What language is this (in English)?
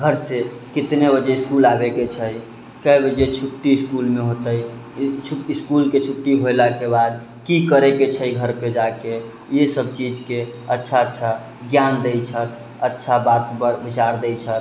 Maithili